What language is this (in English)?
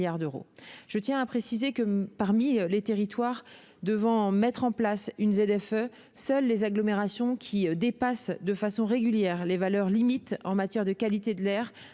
French